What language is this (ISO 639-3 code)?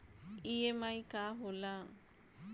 bho